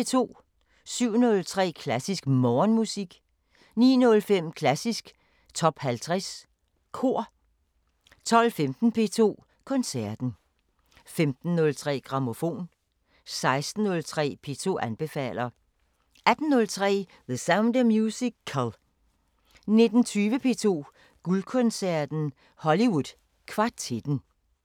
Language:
Danish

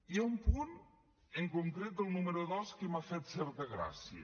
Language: Catalan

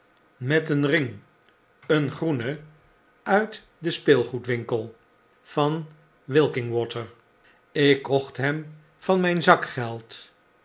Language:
Dutch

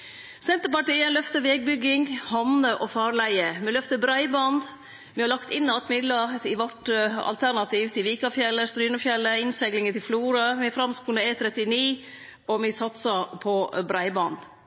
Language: Norwegian Nynorsk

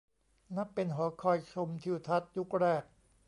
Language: Thai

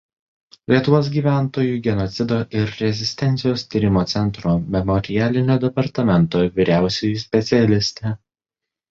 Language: Lithuanian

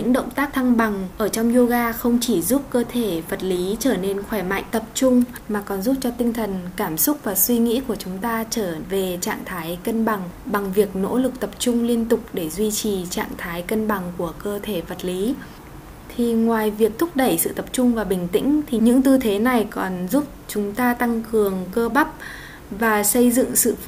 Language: Vietnamese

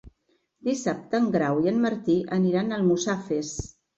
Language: Catalan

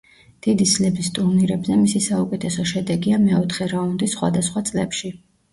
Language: Georgian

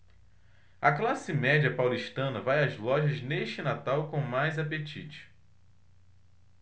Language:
Portuguese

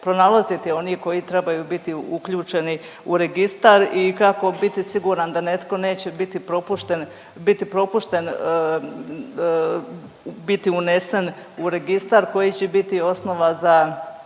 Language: Croatian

